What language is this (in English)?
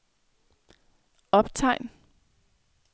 Danish